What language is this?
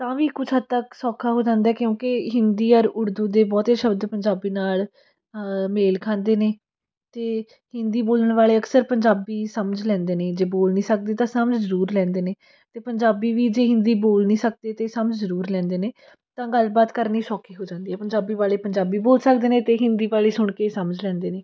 Punjabi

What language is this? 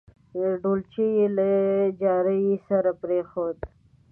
Pashto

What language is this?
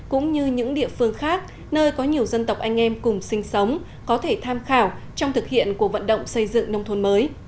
Vietnamese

